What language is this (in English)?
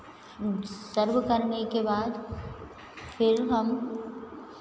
Hindi